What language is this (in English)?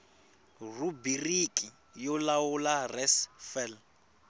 Tsonga